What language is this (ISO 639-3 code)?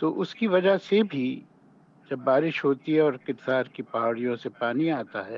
urd